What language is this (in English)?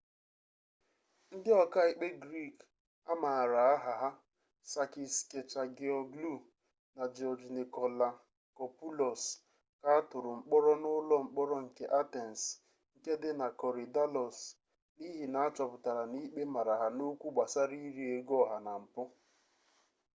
Igbo